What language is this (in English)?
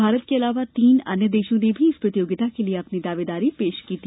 Hindi